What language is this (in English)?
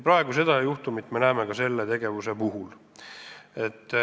Estonian